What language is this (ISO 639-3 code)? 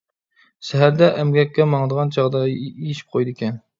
uig